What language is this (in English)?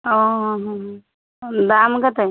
Odia